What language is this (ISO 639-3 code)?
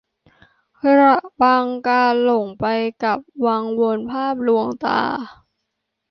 tha